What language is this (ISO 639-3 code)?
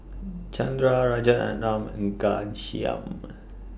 eng